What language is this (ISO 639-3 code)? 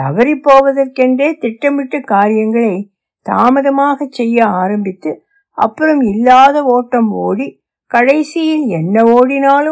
tam